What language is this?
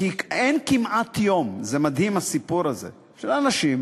Hebrew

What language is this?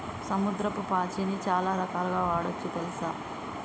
Telugu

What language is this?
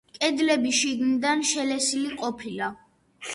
Georgian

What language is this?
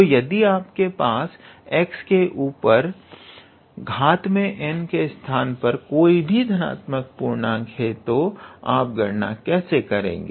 Hindi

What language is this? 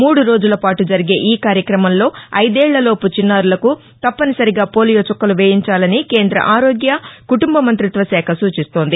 Telugu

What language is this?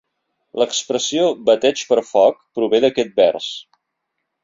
Catalan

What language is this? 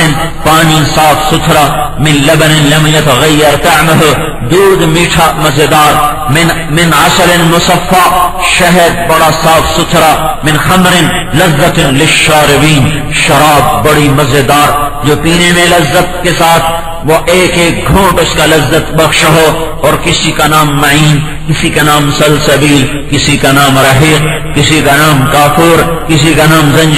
Persian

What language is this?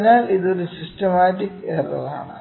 Malayalam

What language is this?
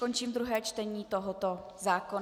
Czech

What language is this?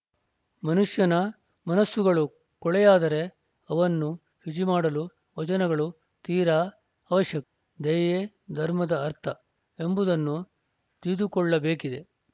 Kannada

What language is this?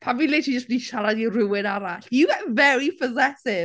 Welsh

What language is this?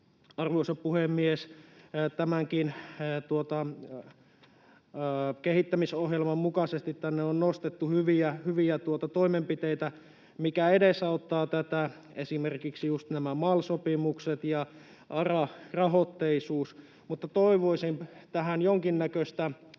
Finnish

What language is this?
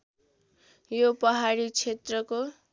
Nepali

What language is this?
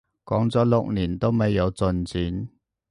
Cantonese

